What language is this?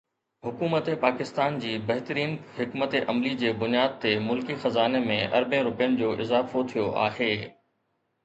Sindhi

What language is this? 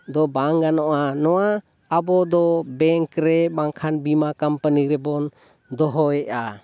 Santali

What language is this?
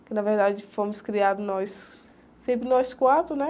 Portuguese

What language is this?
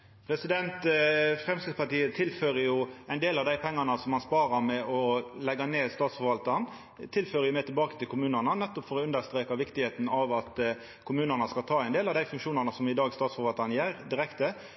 Norwegian Nynorsk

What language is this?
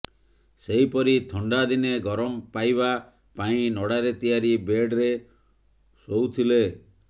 Odia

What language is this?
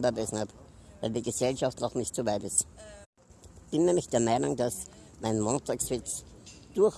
German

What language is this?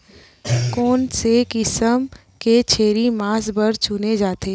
Chhattisgarhi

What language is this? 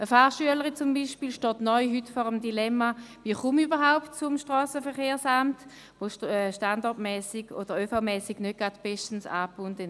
Swiss German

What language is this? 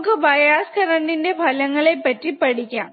Malayalam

